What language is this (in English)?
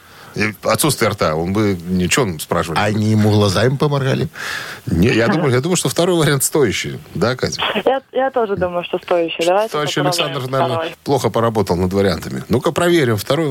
Russian